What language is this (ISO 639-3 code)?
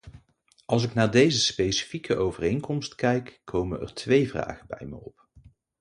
nld